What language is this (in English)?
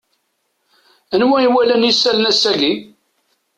Kabyle